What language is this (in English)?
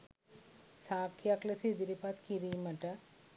Sinhala